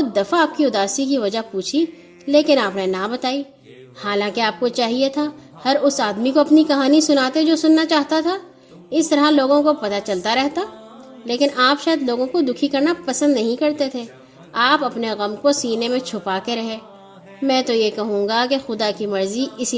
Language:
Urdu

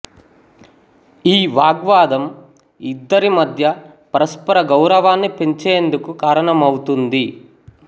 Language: Telugu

